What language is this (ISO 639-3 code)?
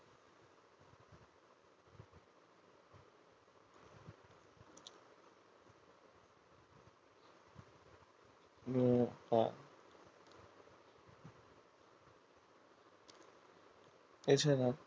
ben